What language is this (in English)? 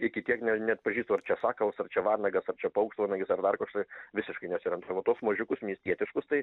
Lithuanian